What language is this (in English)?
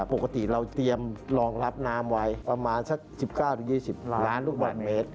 Thai